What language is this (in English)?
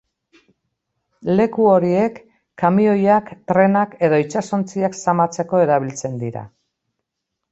Basque